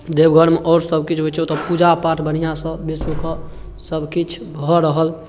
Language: Maithili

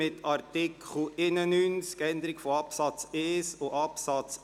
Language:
Swiss German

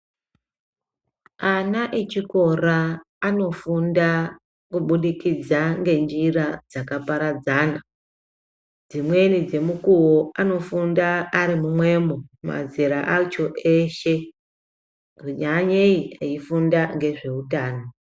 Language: Ndau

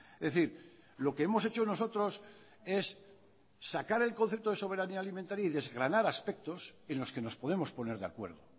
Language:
Spanish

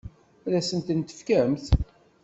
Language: Kabyle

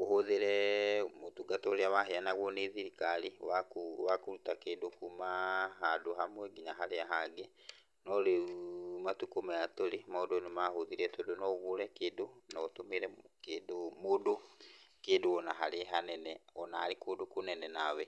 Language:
Kikuyu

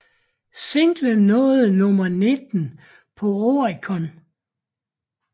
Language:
Danish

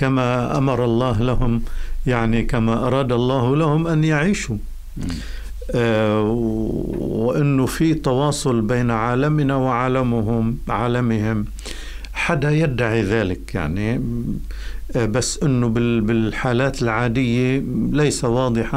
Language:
Arabic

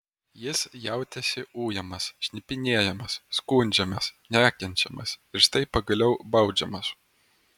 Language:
Lithuanian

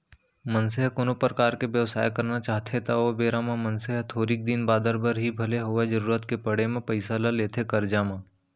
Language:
Chhattisgarhi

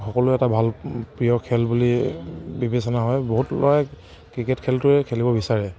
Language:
Assamese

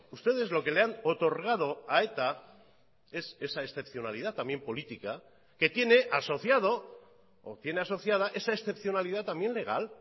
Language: Spanish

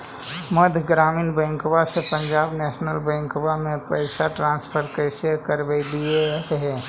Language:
Magahi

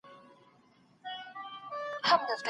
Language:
Pashto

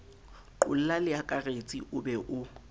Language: Southern Sotho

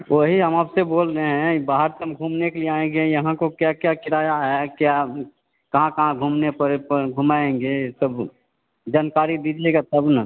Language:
Hindi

